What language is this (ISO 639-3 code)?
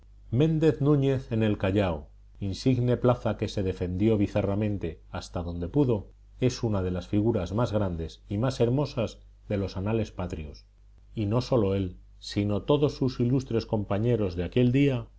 spa